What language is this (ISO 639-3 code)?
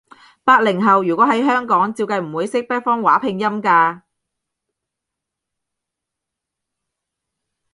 yue